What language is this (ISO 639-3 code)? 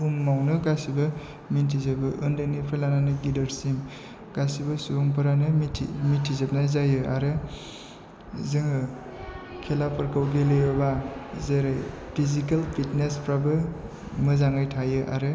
brx